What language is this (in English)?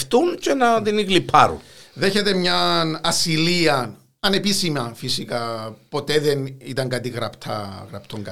Greek